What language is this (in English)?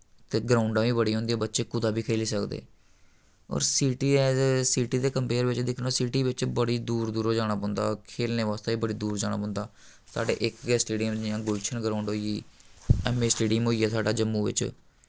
Dogri